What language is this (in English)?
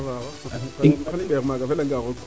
Serer